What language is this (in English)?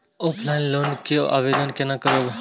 Maithili